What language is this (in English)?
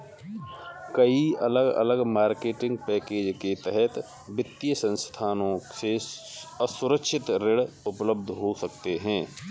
Hindi